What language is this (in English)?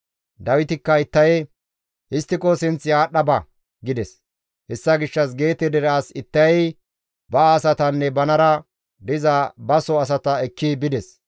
Gamo